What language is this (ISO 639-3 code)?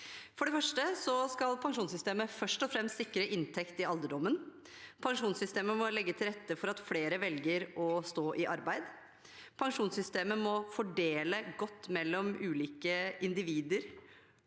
nor